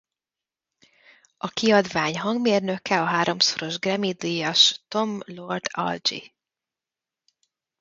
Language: Hungarian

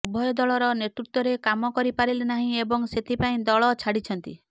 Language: Odia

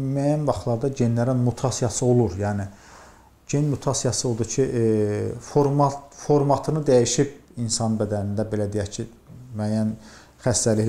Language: Turkish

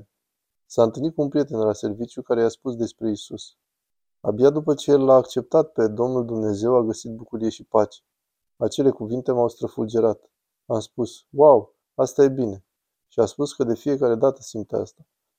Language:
Romanian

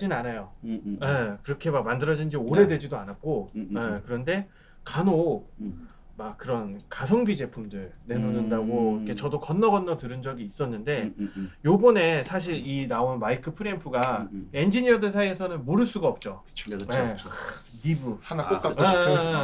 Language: Korean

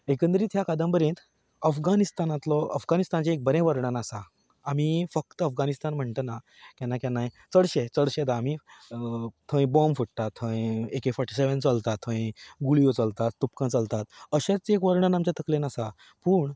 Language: Konkani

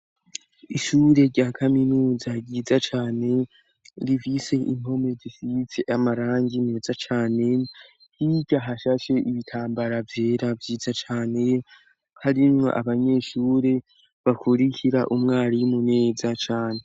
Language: Rundi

